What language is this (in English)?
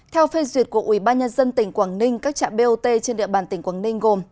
Vietnamese